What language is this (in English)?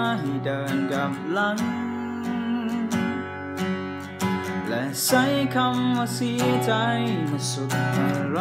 Thai